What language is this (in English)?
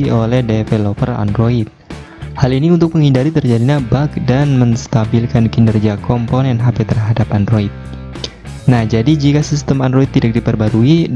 Indonesian